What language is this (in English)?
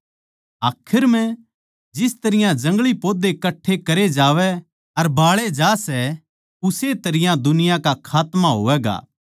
Haryanvi